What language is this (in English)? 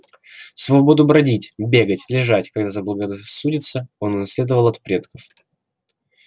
Russian